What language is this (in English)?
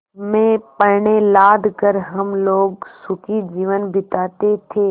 Hindi